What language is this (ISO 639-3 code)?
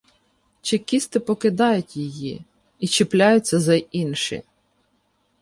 ukr